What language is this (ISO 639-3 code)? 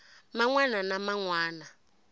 tso